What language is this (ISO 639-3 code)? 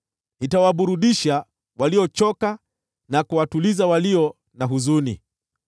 swa